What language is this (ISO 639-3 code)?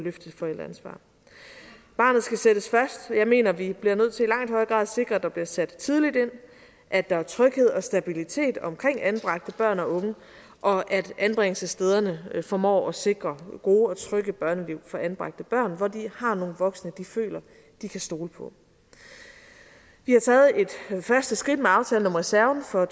dan